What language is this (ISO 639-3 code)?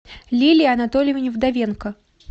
rus